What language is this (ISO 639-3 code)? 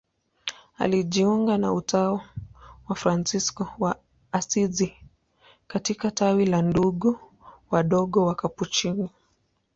swa